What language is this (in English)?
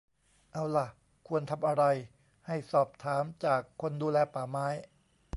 Thai